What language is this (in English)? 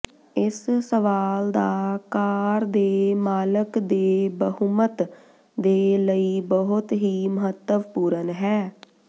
Punjabi